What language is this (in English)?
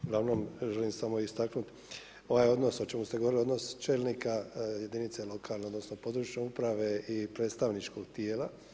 Croatian